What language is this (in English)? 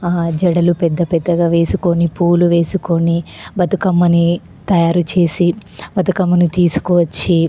Telugu